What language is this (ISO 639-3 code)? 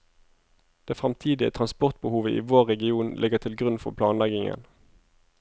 nor